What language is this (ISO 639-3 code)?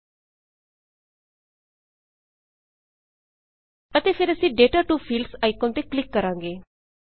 pan